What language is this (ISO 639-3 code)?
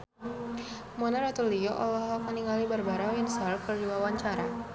sun